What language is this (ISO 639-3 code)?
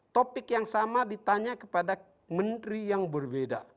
ind